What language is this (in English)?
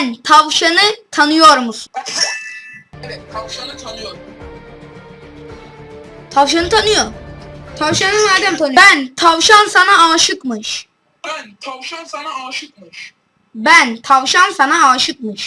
Turkish